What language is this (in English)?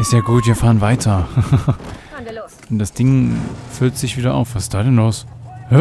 German